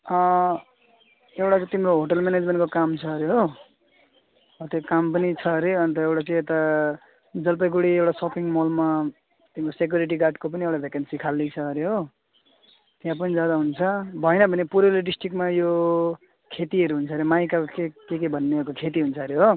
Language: Nepali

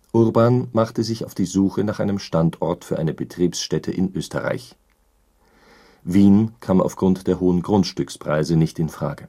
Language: German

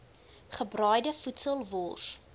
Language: Afrikaans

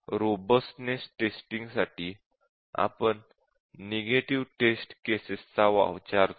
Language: Marathi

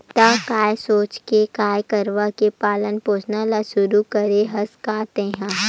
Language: Chhattisgarhi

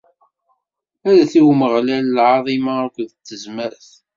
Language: Kabyle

